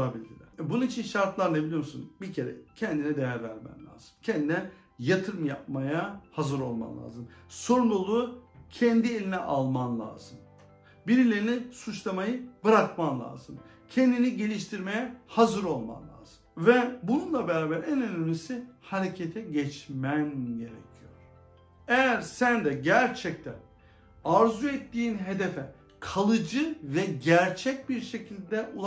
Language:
Turkish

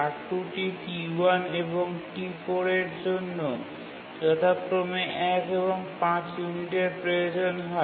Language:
Bangla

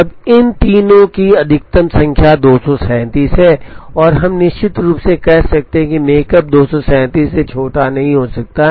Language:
Hindi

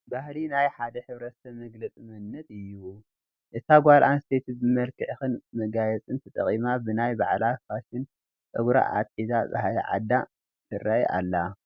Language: Tigrinya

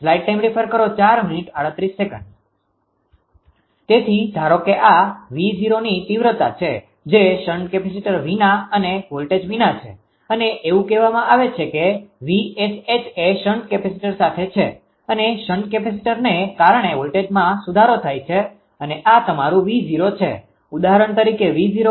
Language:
Gujarati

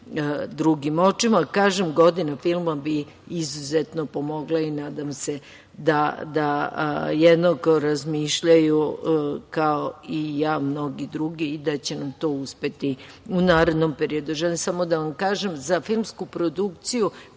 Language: Serbian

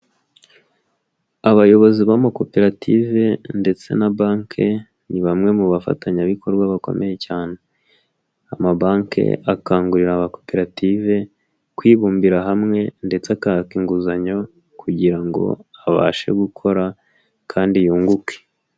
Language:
Kinyarwanda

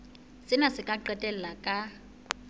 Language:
Southern Sotho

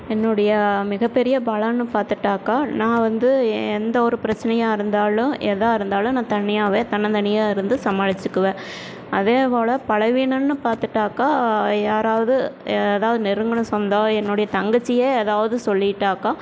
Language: Tamil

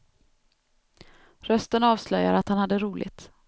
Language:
Swedish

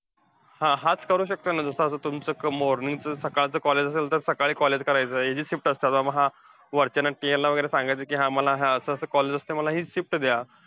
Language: Marathi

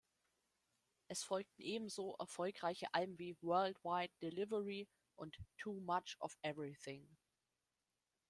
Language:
German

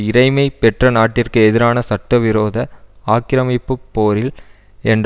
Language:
Tamil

